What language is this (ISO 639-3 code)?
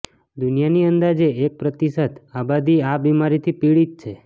guj